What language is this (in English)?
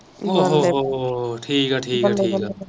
Punjabi